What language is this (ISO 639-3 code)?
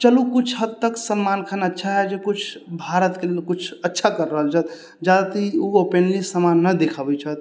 mai